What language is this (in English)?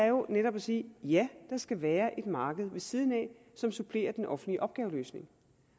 Danish